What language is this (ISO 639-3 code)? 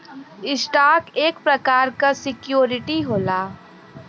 bho